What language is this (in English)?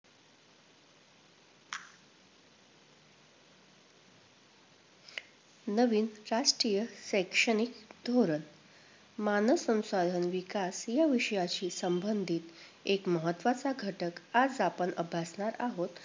Marathi